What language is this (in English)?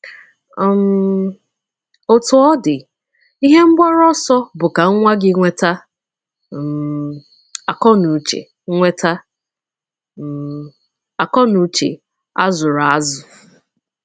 Igbo